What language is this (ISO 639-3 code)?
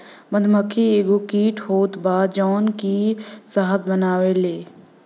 bho